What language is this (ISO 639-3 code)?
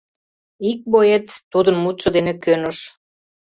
chm